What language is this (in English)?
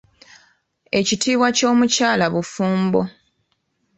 Ganda